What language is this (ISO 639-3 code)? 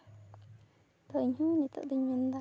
sat